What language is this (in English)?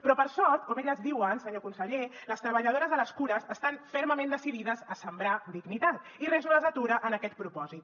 Catalan